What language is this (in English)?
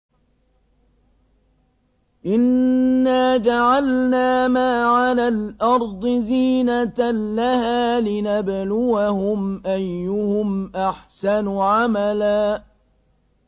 Arabic